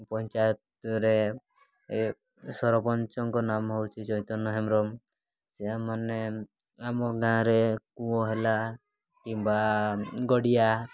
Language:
Odia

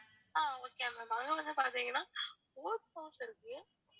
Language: Tamil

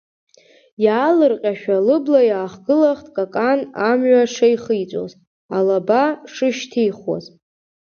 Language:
Abkhazian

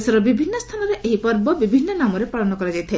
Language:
Odia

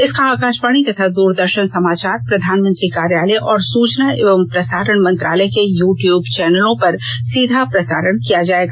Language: Hindi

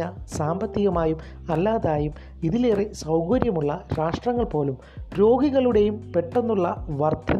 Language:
Malayalam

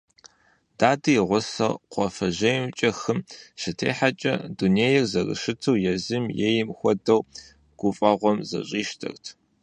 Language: Kabardian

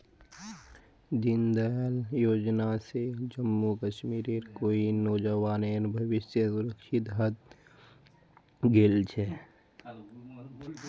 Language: Magahi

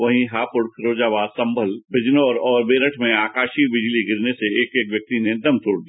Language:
Hindi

